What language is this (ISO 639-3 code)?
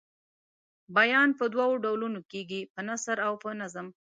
pus